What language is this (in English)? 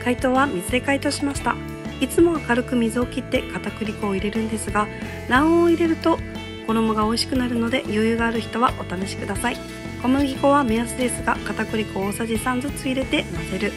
Japanese